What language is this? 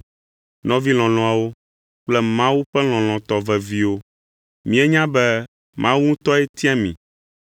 Ewe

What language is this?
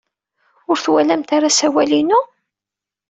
Kabyle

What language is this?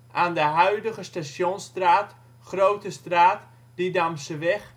Dutch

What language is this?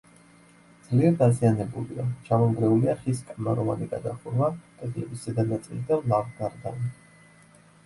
Georgian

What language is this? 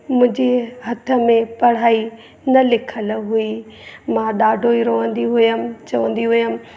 Sindhi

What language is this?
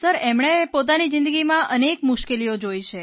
Gujarati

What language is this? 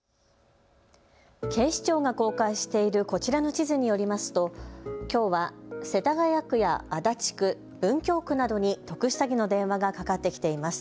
Japanese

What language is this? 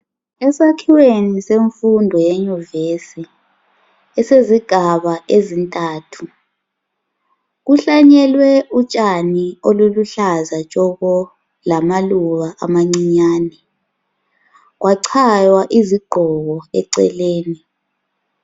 North Ndebele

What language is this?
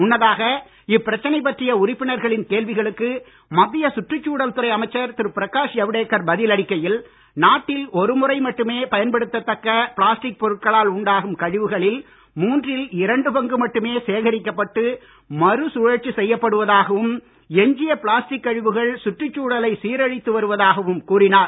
Tamil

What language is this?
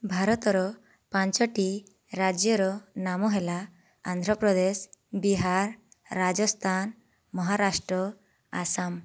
Odia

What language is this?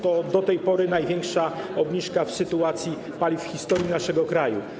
Polish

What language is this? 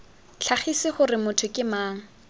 Tswana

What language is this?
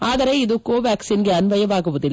Kannada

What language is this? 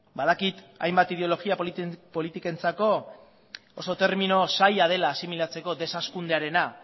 Basque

